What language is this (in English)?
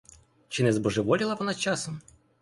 Ukrainian